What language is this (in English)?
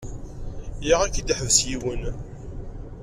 Kabyle